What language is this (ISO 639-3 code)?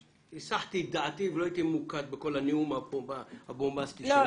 heb